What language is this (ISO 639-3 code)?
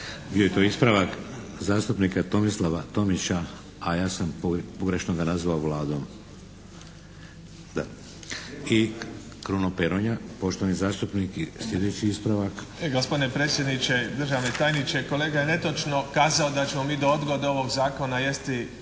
hrv